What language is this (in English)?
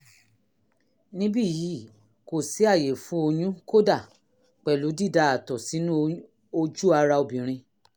Yoruba